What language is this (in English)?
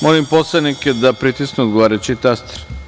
Serbian